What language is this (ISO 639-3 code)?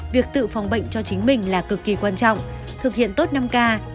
vie